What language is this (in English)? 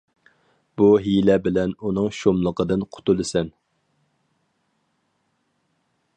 Uyghur